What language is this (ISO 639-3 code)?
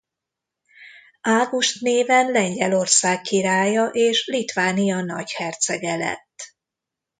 hun